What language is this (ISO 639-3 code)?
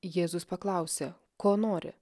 lit